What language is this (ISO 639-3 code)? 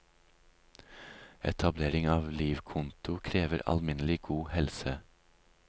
nor